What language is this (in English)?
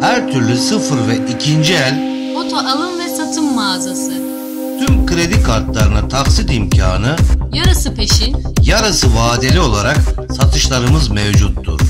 Turkish